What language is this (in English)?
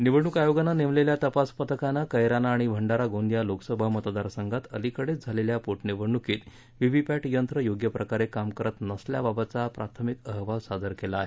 Marathi